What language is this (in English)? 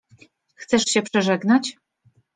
Polish